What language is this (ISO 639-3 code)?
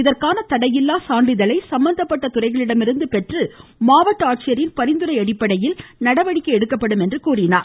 tam